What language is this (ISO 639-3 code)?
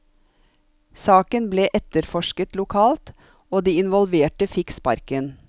nor